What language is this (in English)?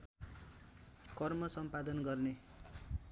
Nepali